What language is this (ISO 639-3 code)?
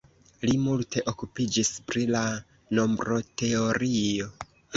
epo